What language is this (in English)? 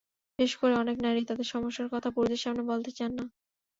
Bangla